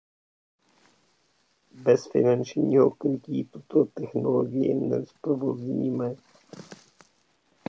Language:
Czech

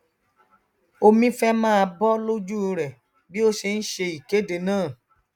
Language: Yoruba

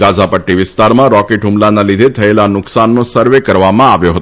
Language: Gujarati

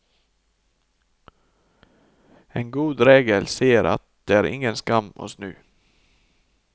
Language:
Norwegian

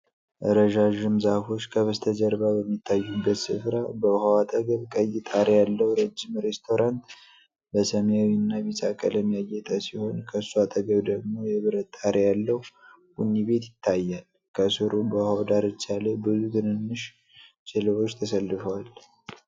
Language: Amharic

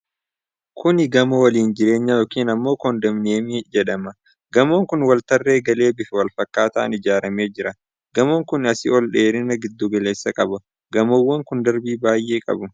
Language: Oromo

